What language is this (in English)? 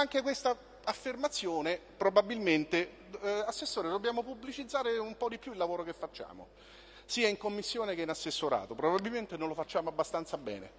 Italian